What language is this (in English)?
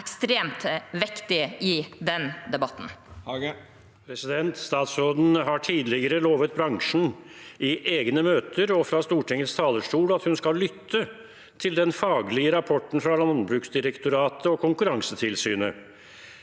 Norwegian